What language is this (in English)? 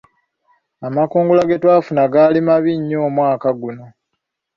Ganda